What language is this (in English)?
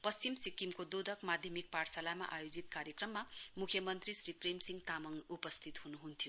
Nepali